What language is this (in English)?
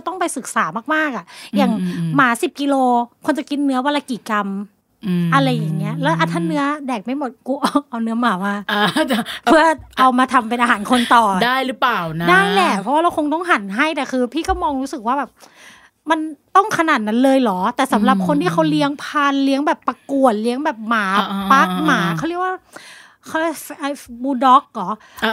Thai